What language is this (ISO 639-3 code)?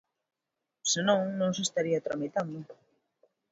glg